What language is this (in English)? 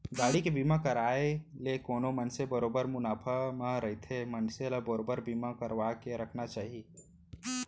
Chhattisgarhi